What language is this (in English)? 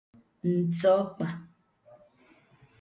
Igbo